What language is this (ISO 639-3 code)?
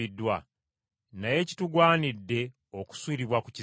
lug